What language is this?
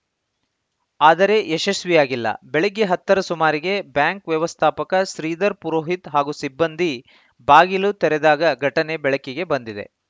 Kannada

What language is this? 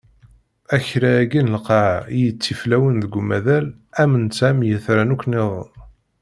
Kabyle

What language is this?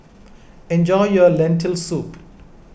English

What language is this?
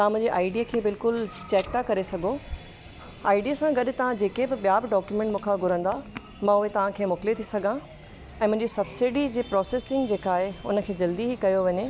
Sindhi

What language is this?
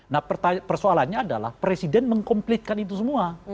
Indonesian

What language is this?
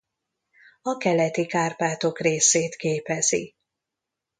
Hungarian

